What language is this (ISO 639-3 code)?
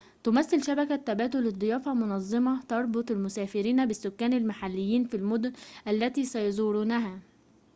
ara